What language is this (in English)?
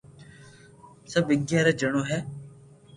Loarki